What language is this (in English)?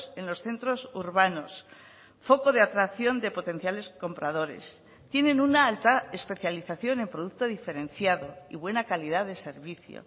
Spanish